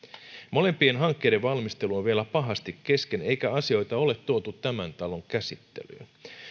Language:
Finnish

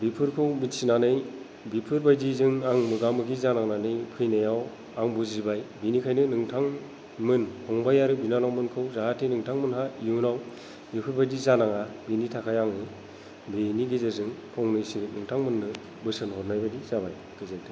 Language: Bodo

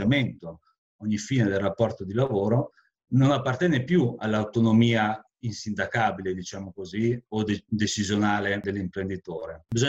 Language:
Italian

